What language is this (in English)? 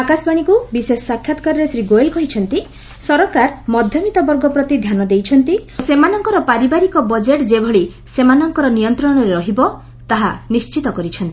Odia